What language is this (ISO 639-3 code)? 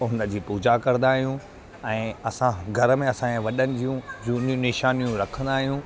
snd